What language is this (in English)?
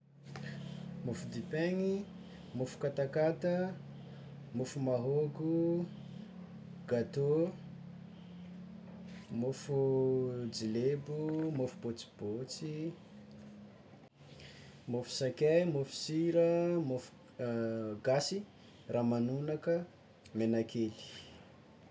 Tsimihety Malagasy